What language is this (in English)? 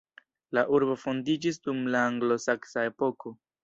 Esperanto